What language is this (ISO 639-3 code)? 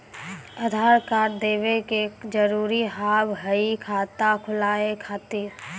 mai